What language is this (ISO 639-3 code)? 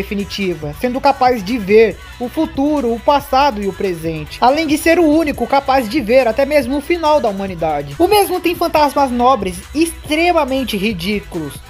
por